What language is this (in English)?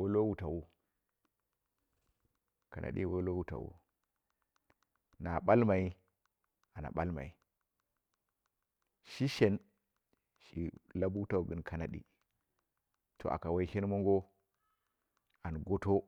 Dera (Nigeria)